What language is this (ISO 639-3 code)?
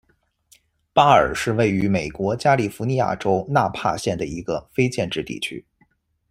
zho